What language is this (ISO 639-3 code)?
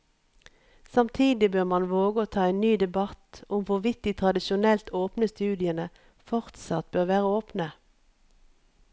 nor